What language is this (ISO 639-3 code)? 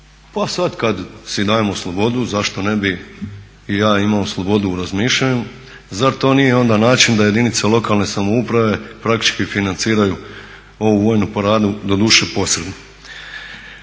hrv